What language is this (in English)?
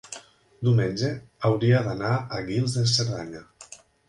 Catalan